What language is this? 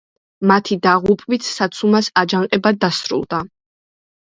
Georgian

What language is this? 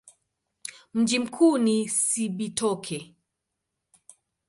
Swahili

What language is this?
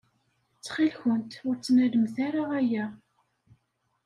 Kabyle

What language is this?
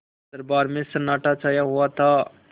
Hindi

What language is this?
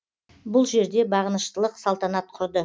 Kazakh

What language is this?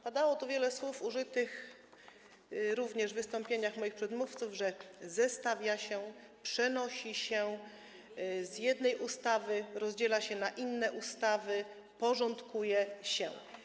Polish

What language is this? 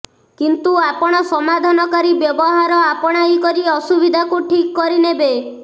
Odia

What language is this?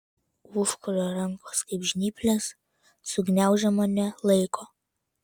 Lithuanian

